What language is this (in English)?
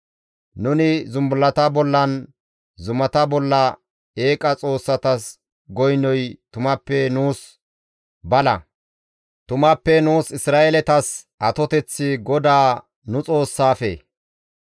Gamo